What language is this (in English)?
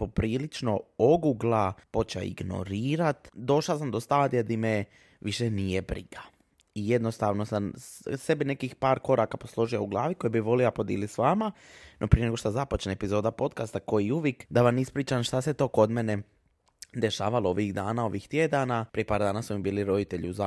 Croatian